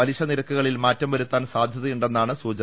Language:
Malayalam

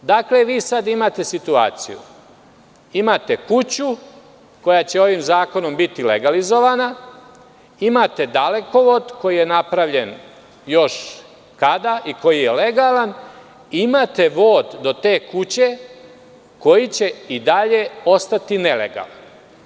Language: Serbian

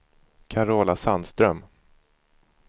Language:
Swedish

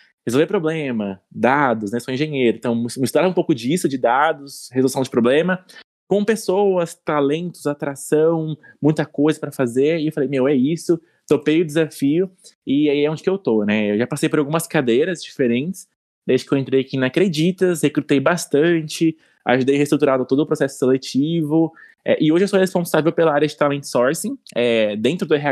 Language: Portuguese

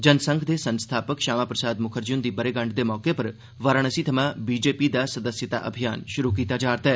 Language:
Dogri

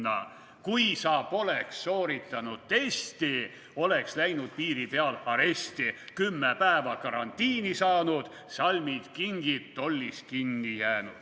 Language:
Estonian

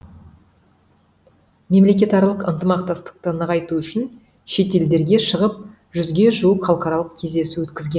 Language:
Kazakh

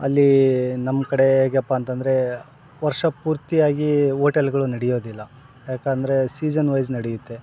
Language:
Kannada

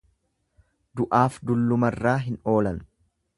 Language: Oromo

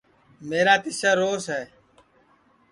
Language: Sansi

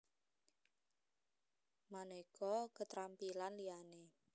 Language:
Javanese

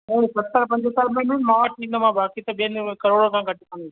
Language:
Sindhi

